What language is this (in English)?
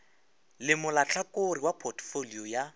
Northern Sotho